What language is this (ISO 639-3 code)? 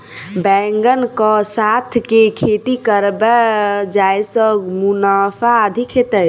mai